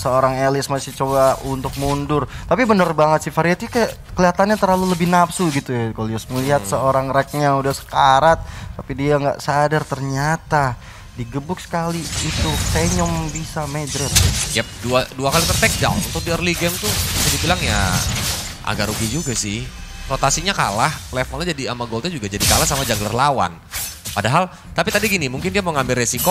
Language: Indonesian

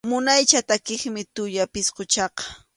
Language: Arequipa-La Unión Quechua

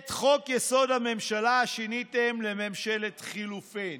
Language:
Hebrew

